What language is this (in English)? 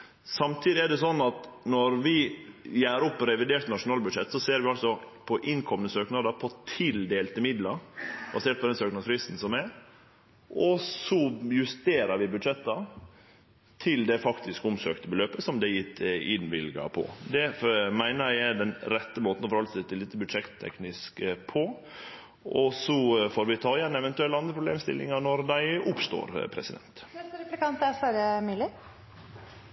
Norwegian Nynorsk